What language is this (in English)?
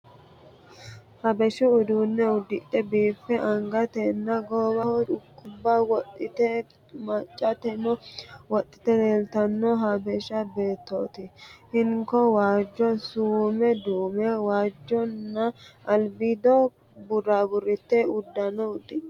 Sidamo